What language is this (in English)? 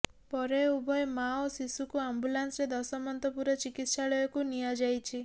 Odia